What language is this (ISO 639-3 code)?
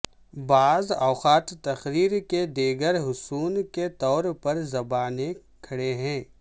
urd